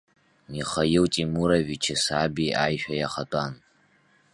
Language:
Abkhazian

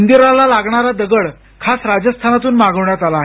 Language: Marathi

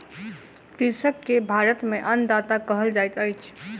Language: Maithili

